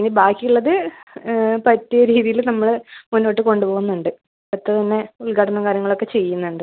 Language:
Malayalam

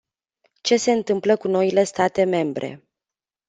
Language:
Romanian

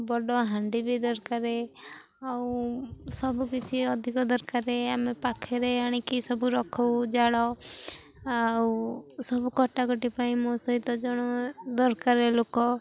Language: Odia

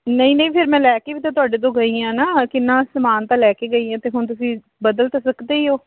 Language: Punjabi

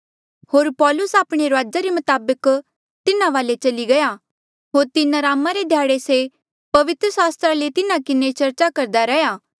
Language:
Mandeali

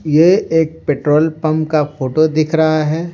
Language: Hindi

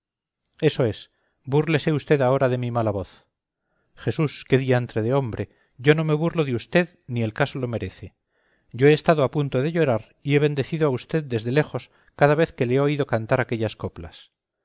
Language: Spanish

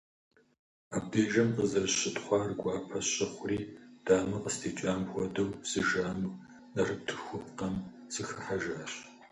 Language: Kabardian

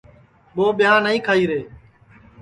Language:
Sansi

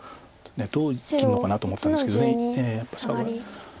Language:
Japanese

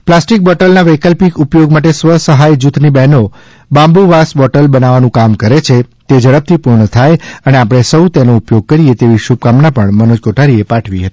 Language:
Gujarati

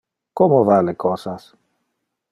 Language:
Interlingua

